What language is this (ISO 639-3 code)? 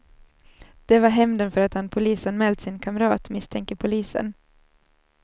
swe